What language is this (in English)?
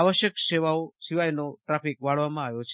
Gujarati